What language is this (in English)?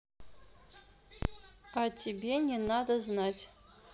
Russian